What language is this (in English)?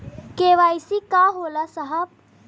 Bhojpuri